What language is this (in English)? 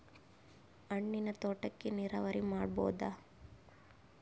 Kannada